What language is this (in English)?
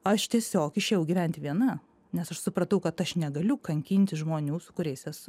Lithuanian